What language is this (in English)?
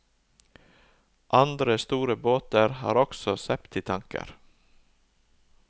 Norwegian